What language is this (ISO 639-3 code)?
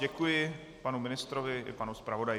ces